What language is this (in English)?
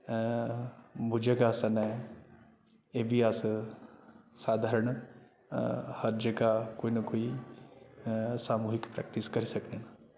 Dogri